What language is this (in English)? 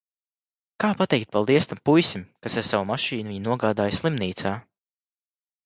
Latvian